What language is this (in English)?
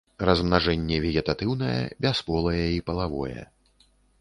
Belarusian